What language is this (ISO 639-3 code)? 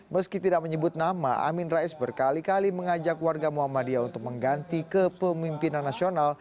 ind